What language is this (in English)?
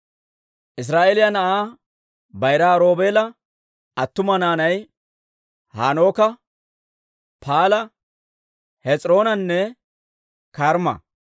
Dawro